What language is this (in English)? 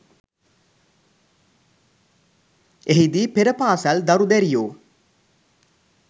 Sinhala